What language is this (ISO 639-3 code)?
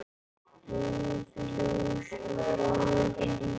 isl